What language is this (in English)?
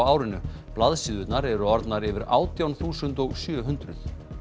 Icelandic